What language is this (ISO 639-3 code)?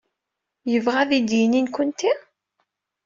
kab